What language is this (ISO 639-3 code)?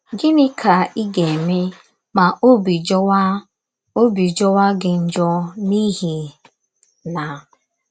ibo